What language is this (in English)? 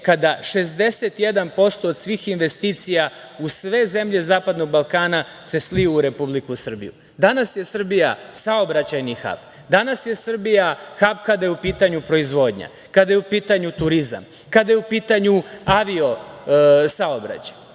Serbian